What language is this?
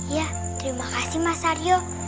Indonesian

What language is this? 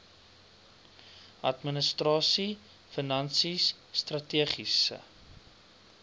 Afrikaans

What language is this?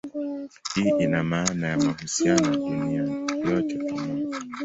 Swahili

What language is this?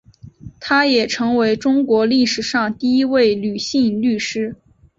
Chinese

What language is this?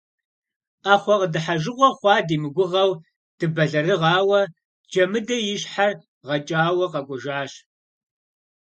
Kabardian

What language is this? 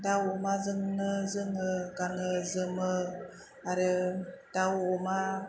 Bodo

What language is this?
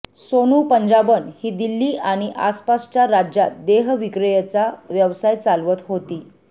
Marathi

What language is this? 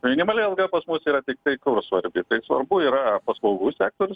Lithuanian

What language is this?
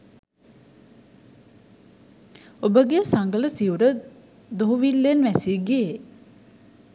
Sinhala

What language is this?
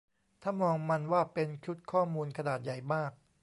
Thai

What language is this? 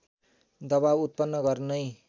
Nepali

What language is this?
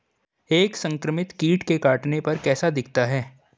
Hindi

